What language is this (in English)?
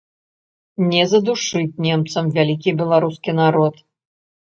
Belarusian